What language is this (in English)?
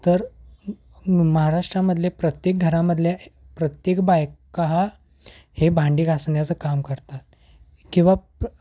Marathi